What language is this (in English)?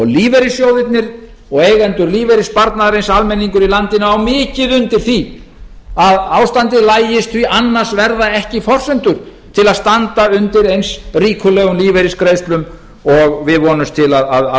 Icelandic